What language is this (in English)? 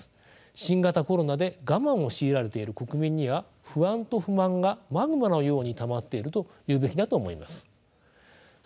Japanese